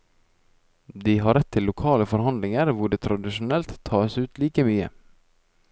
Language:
Norwegian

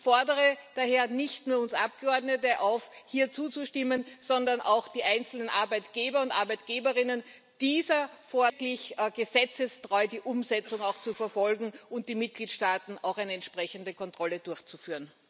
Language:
German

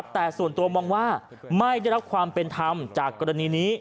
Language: Thai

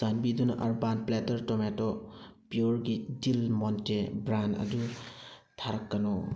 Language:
Manipuri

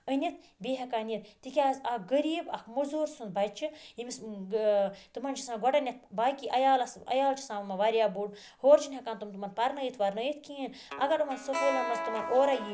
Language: Kashmiri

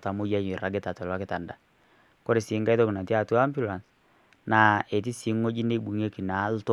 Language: Masai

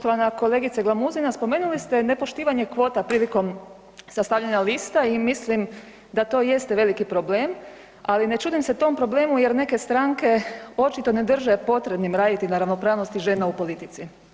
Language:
Croatian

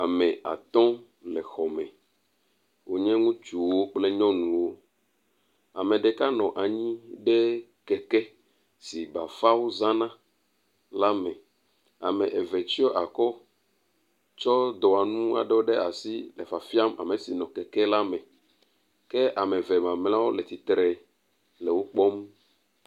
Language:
Ewe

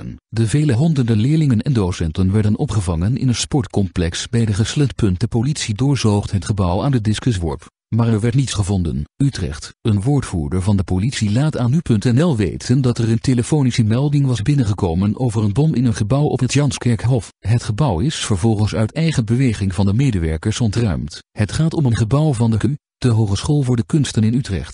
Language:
Dutch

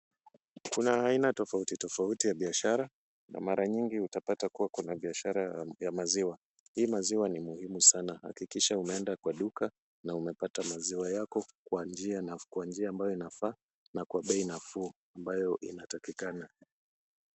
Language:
Swahili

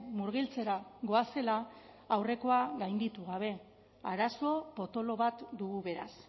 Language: Basque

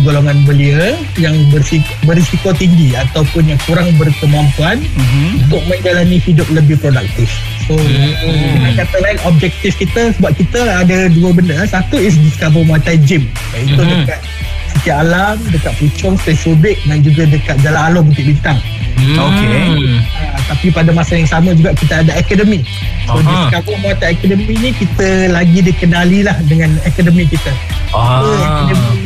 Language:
Malay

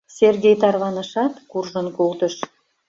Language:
Mari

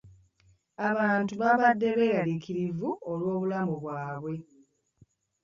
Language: Ganda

